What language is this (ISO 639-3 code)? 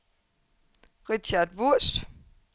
dan